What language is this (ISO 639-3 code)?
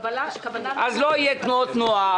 heb